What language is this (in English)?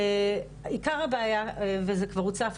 Hebrew